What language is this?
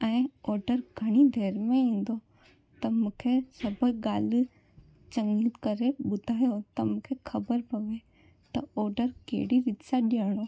Sindhi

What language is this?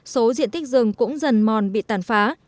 Vietnamese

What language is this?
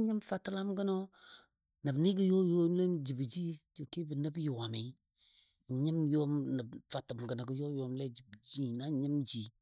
Dadiya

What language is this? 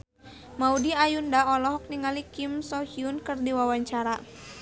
Sundanese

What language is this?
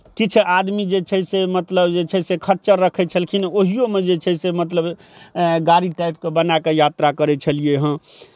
Maithili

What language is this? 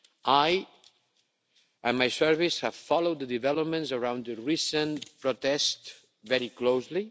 English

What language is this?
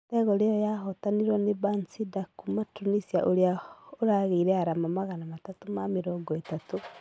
Kikuyu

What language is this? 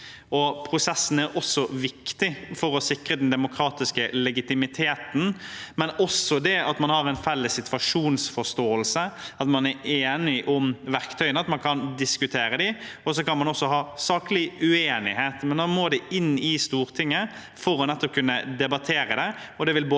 Norwegian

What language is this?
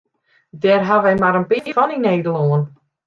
Western Frisian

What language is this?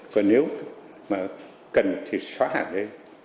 Vietnamese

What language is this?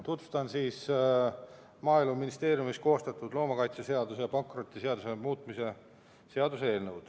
Estonian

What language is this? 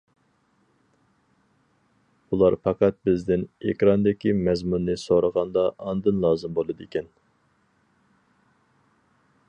Uyghur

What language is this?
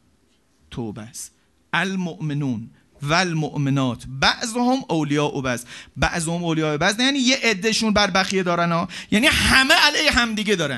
Persian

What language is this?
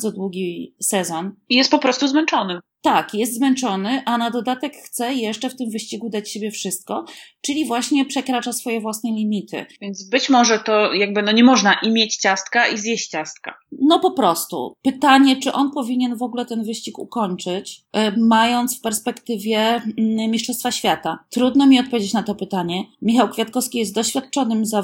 Polish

